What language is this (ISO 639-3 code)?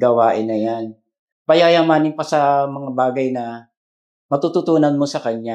fil